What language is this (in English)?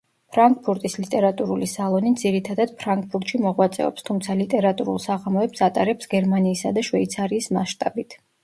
Georgian